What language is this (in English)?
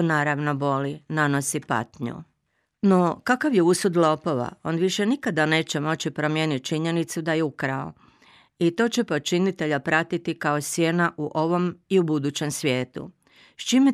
Croatian